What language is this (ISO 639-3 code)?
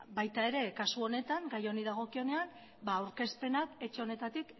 eus